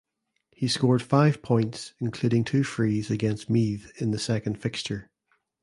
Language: English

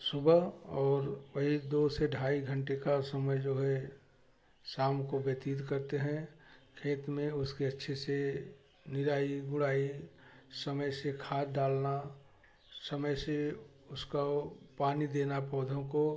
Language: Hindi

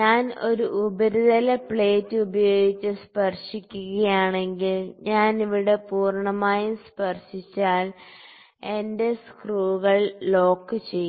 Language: Malayalam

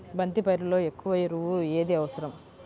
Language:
Telugu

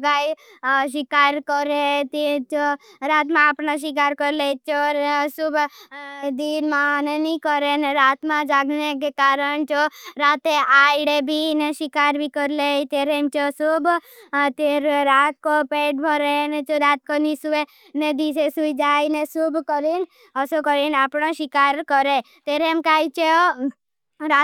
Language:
Bhili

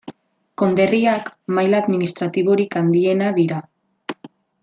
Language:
Basque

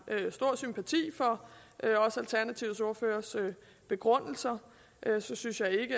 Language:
Danish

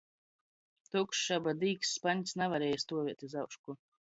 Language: Latgalian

